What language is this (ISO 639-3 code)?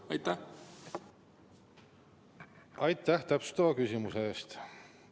est